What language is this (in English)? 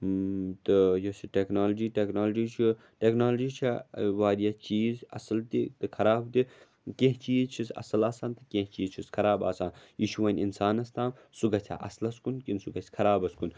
Kashmiri